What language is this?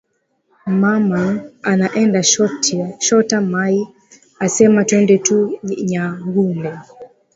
Swahili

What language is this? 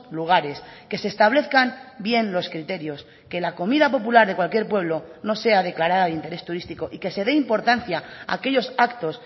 Spanish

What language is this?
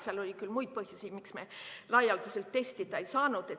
Estonian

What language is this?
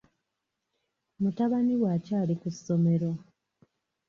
Ganda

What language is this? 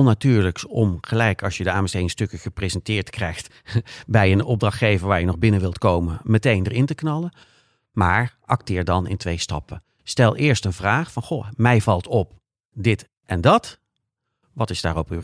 Dutch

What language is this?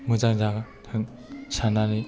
Bodo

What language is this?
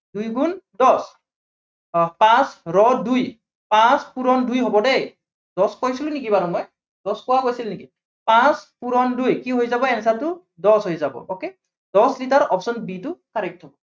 Assamese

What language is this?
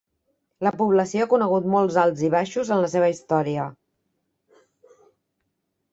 Catalan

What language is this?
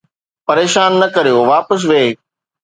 Sindhi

